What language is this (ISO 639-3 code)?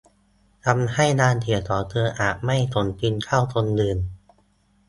tha